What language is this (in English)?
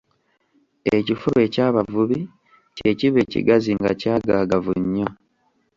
Ganda